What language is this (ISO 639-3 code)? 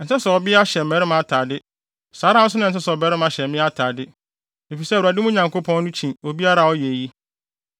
aka